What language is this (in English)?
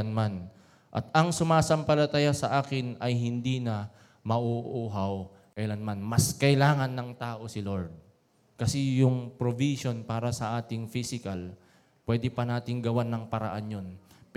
Filipino